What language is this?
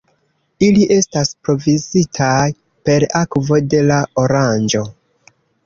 Esperanto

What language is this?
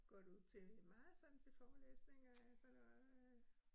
Danish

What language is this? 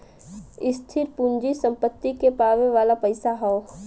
Bhojpuri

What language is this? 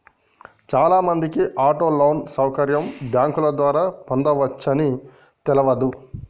Telugu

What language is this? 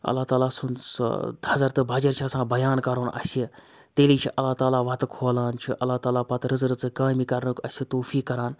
Kashmiri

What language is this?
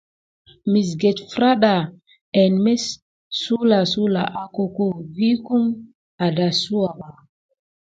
Gidar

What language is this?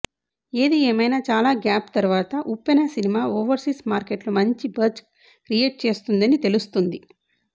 Telugu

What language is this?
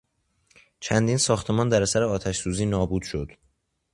Persian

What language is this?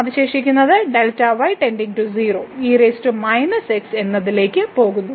Malayalam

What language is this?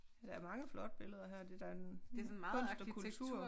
Danish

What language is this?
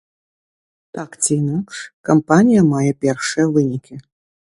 Belarusian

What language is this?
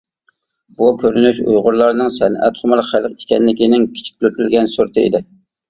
Uyghur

